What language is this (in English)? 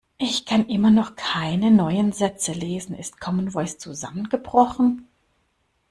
German